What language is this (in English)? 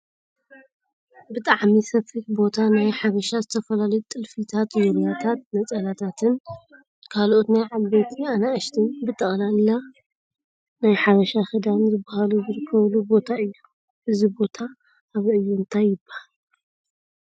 Tigrinya